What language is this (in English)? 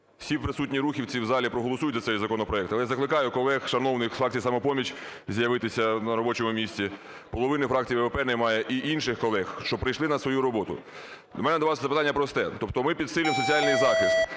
Ukrainian